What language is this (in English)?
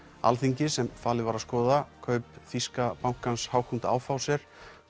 Icelandic